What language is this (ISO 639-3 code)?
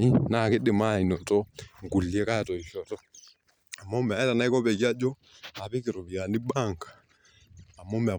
mas